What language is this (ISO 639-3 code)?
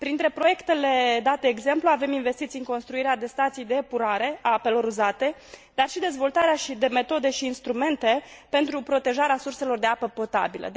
ron